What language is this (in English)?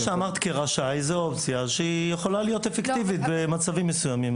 Hebrew